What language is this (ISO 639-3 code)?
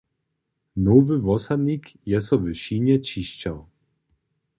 hsb